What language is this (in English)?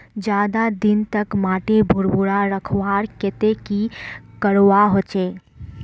Magahi